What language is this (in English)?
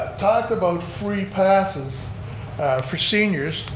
English